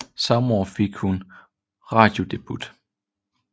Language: Danish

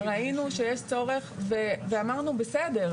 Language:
Hebrew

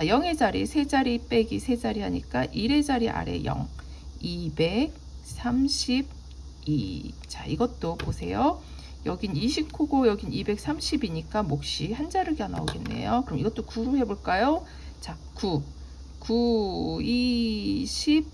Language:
Korean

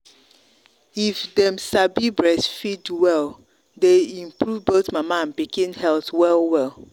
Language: Nigerian Pidgin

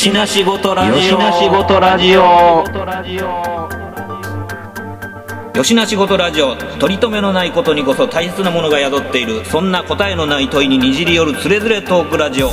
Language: Japanese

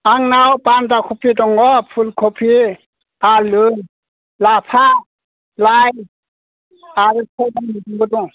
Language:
Bodo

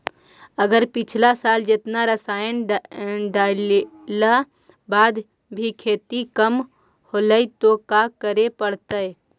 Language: Magahi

